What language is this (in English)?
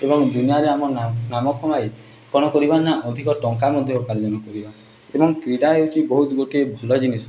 Odia